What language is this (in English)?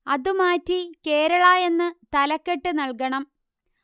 Malayalam